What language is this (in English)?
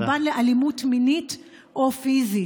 Hebrew